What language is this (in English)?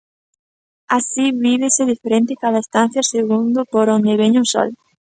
Galician